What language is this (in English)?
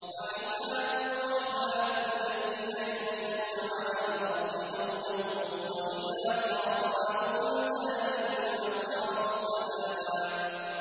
Arabic